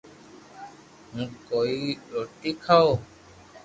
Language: Loarki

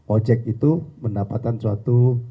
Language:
Indonesian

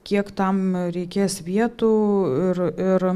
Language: Lithuanian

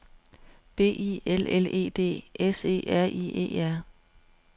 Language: Danish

